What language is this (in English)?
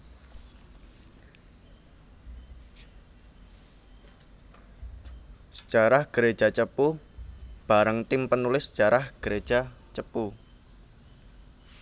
Javanese